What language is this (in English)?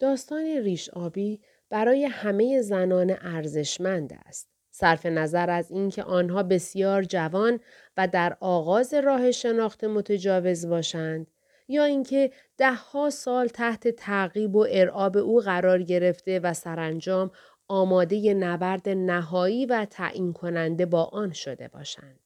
Persian